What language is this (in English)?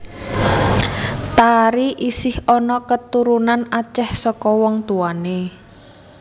Javanese